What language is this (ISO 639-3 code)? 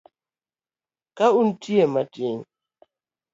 luo